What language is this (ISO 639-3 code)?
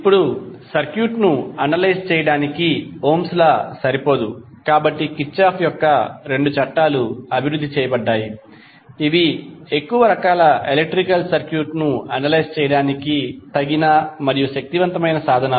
tel